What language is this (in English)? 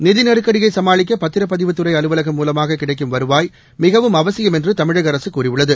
Tamil